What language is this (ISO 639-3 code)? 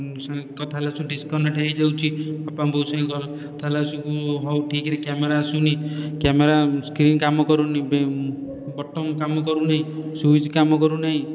ori